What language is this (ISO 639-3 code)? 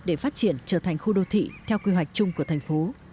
vie